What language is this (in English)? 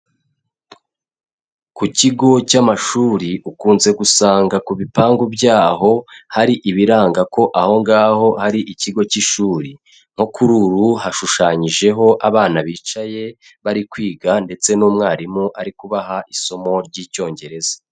Kinyarwanda